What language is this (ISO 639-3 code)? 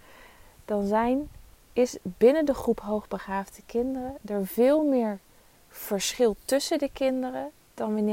nld